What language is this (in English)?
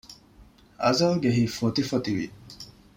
Divehi